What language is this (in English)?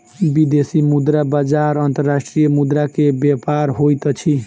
Maithili